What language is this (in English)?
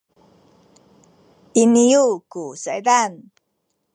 Sakizaya